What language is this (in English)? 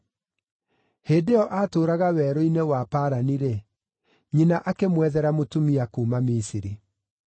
Kikuyu